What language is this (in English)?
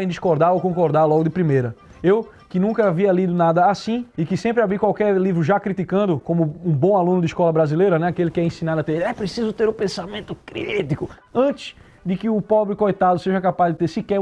Portuguese